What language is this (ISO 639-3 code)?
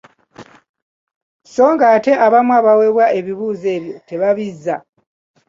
lug